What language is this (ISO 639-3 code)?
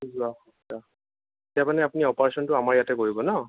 asm